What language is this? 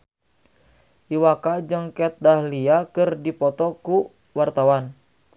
Sundanese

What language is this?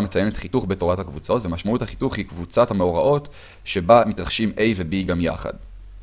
Hebrew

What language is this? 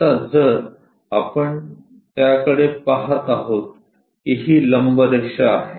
Marathi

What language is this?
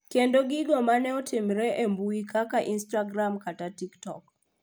Luo (Kenya and Tanzania)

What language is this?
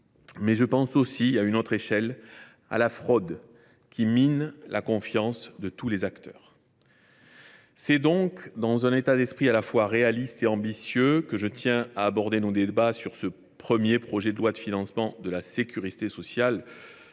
French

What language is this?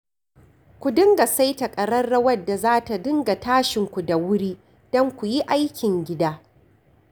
Hausa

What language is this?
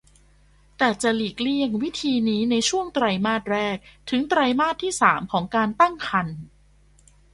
Thai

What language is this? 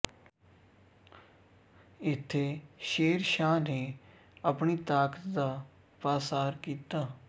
Punjabi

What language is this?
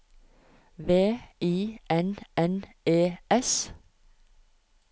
Norwegian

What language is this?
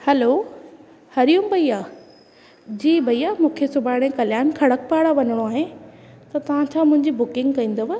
Sindhi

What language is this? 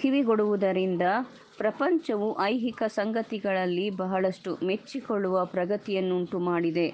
Kannada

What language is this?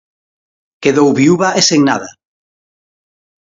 Galician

